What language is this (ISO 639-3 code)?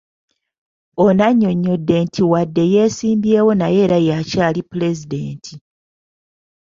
lug